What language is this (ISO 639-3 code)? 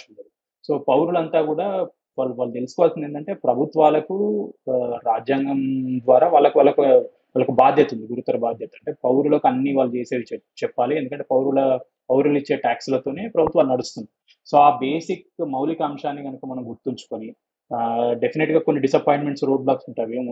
tel